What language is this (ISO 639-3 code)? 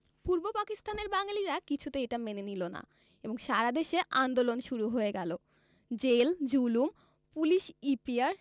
ben